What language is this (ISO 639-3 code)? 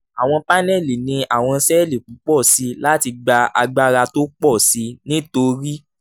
yor